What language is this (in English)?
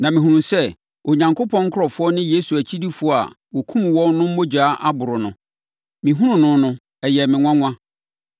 Akan